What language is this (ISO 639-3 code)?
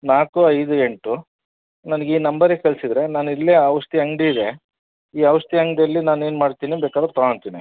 kan